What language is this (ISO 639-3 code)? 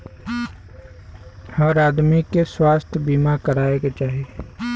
bho